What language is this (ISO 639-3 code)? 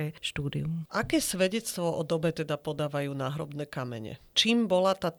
slk